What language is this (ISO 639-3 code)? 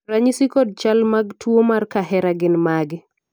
luo